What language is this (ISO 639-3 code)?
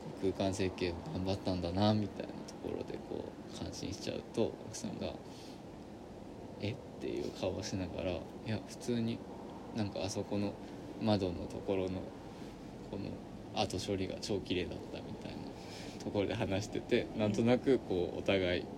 jpn